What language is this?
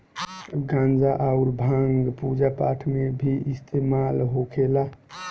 Bhojpuri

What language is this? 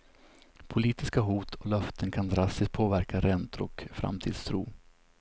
Swedish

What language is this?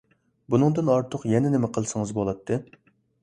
Uyghur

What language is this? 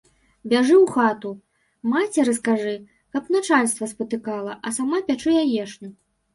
Belarusian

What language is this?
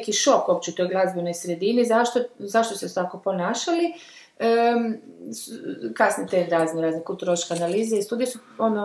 Croatian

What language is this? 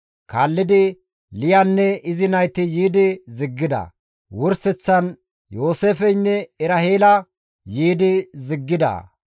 Gamo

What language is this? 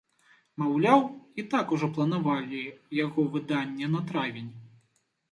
Belarusian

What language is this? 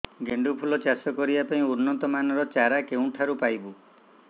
Odia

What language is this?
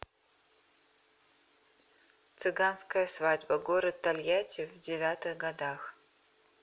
Russian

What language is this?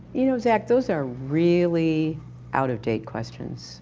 English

